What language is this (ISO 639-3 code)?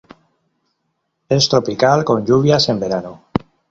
spa